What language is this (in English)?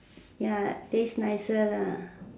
English